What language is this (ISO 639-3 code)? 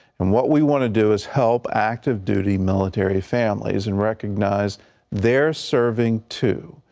eng